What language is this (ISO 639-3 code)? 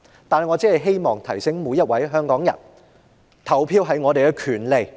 yue